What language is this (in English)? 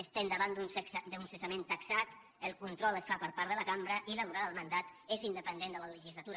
Catalan